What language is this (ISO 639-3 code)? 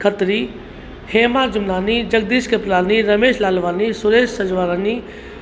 snd